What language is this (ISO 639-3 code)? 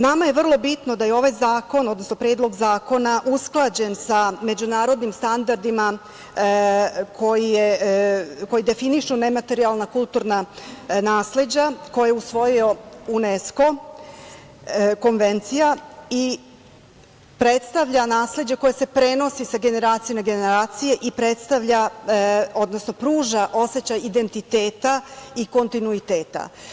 srp